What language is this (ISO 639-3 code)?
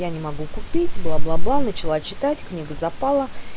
rus